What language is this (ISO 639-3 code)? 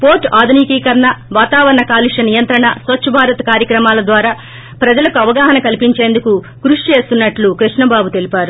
tel